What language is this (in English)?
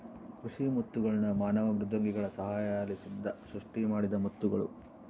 Kannada